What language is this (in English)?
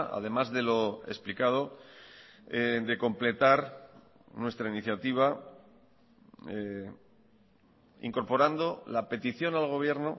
Spanish